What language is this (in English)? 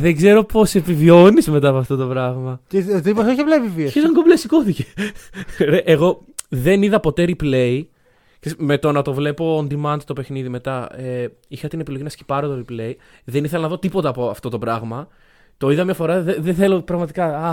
Greek